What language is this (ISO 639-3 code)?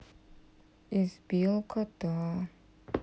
rus